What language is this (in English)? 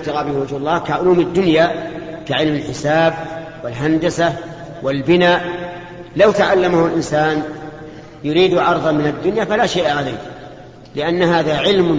Arabic